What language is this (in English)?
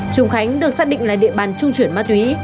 Vietnamese